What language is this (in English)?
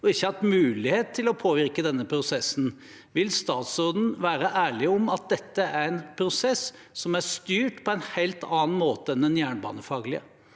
Norwegian